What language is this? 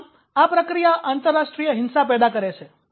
Gujarati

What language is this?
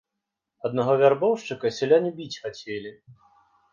Belarusian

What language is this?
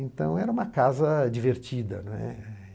Portuguese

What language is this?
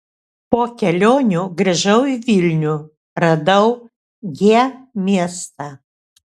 Lithuanian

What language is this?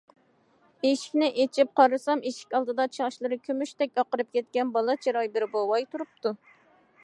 Uyghur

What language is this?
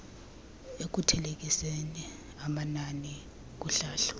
Xhosa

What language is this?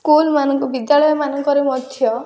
Odia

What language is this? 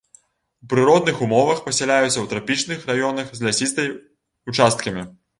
Belarusian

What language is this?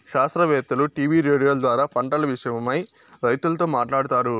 Telugu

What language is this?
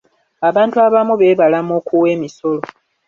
Ganda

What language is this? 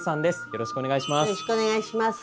Japanese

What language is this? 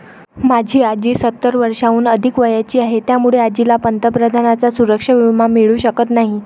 Marathi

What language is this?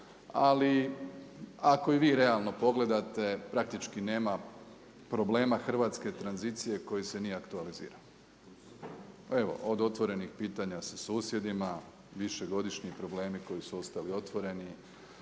Croatian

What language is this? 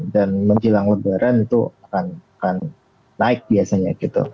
Indonesian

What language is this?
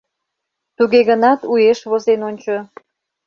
Mari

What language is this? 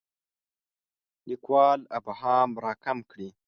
Pashto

